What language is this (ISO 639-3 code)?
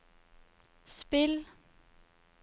nor